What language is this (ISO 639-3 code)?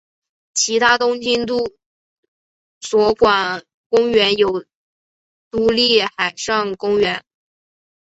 zho